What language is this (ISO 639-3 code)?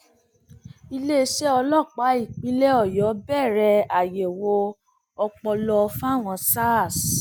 yor